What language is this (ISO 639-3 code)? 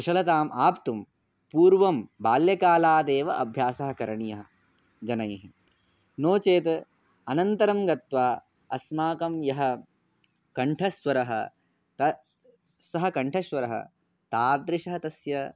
san